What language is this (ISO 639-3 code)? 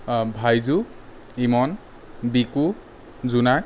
asm